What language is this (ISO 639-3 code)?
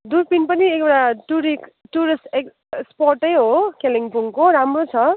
nep